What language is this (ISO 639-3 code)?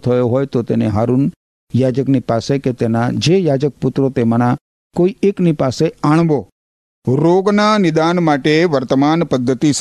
guj